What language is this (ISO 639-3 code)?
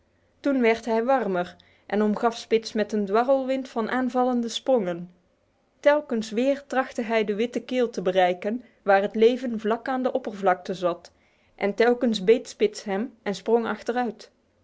nld